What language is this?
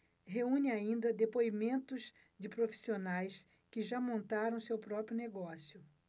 Portuguese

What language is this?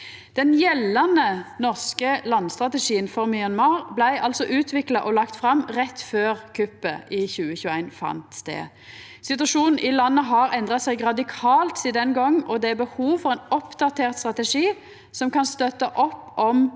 Norwegian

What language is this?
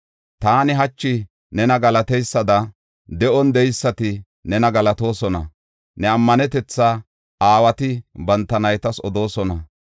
Gofa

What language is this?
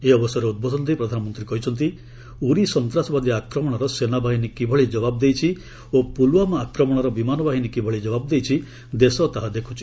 Odia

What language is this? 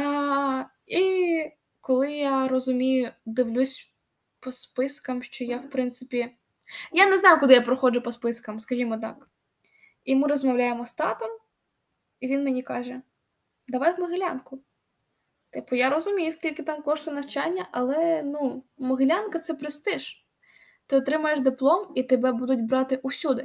Ukrainian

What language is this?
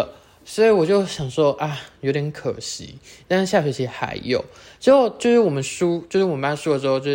Chinese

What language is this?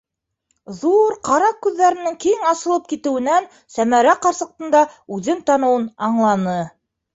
Bashkir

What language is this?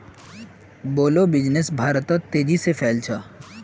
Magahi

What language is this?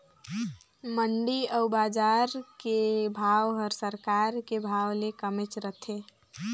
Chhattisgarhi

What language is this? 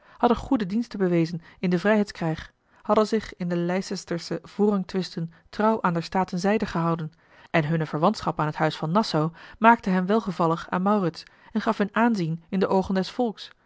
Dutch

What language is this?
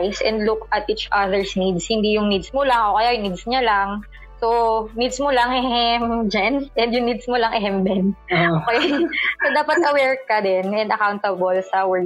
Filipino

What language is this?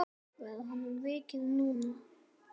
Icelandic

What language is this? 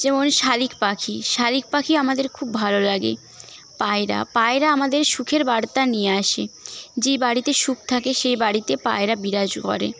Bangla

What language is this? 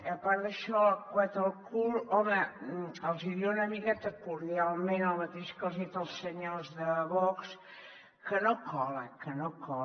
Catalan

